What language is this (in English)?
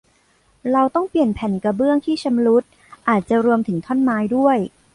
Thai